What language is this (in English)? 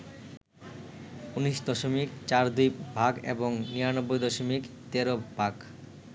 Bangla